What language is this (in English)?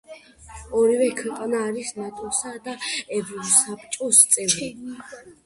Georgian